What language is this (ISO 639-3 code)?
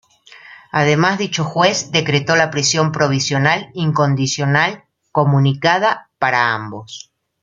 spa